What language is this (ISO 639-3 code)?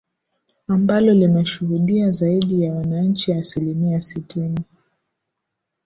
swa